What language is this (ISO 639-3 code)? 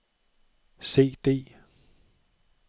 dan